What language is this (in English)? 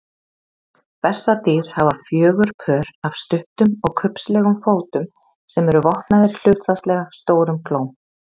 Icelandic